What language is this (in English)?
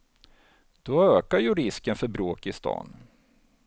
Swedish